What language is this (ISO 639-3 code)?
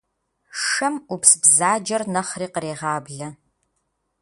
kbd